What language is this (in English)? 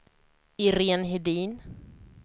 Swedish